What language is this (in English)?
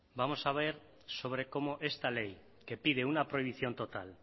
Spanish